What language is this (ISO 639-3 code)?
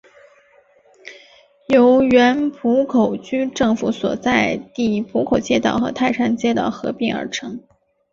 zho